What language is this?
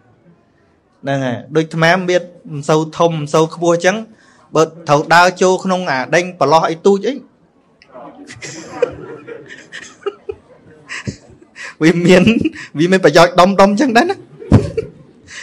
Vietnamese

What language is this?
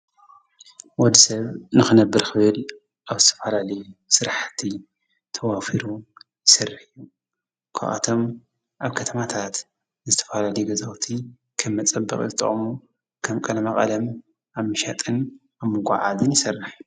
Tigrinya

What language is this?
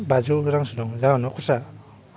Bodo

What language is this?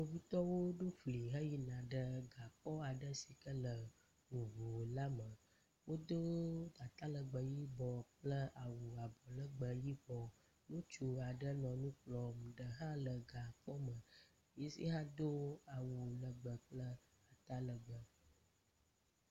Ewe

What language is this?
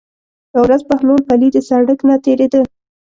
Pashto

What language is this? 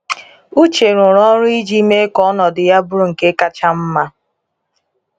Igbo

